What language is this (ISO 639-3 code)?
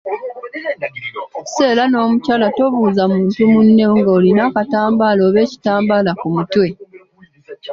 lug